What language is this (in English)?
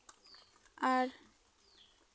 Santali